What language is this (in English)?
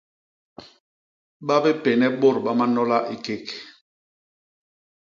Basaa